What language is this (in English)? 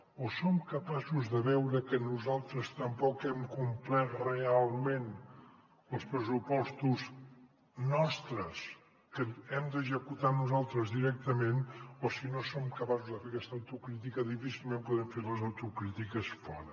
Catalan